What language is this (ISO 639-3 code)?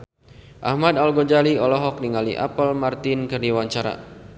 sun